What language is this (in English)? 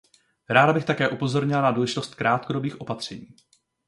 Czech